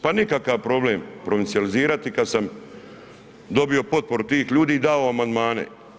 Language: Croatian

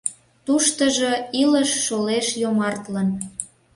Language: Mari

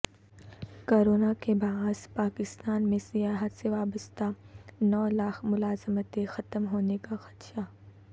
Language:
Urdu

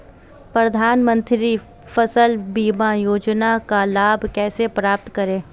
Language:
Hindi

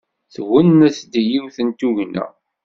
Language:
Kabyle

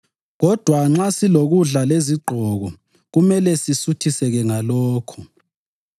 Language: North Ndebele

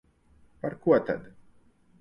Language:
Latvian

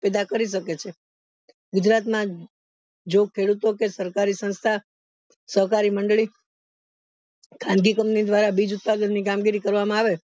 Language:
Gujarati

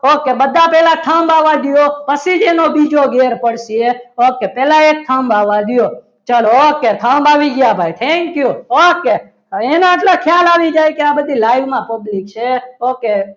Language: Gujarati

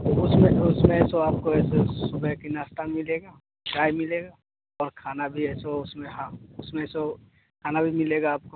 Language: Hindi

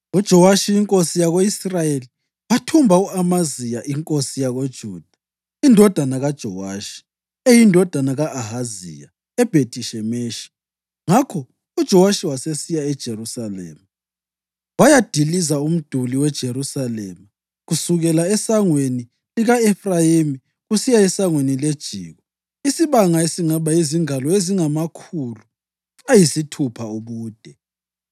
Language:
North Ndebele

